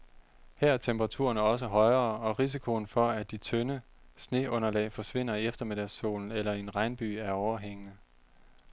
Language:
Danish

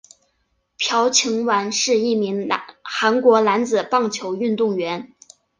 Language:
Chinese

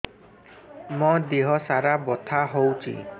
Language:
Odia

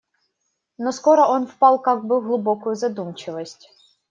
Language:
Russian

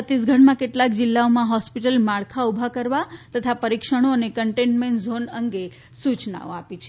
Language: Gujarati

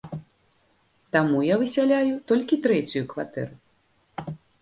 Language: Belarusian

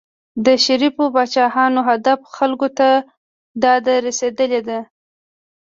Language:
Pashto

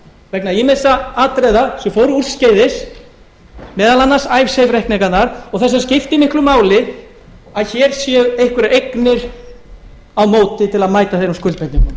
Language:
Icelandic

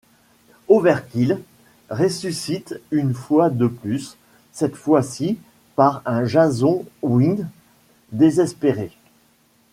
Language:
French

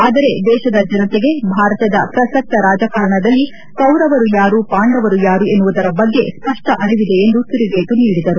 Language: Kannada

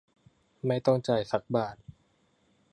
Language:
Thai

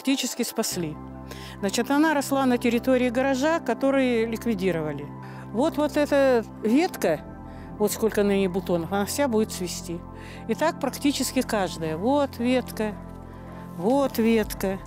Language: Russian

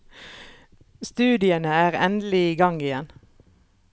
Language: Norwegian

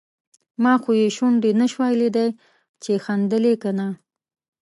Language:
Pashto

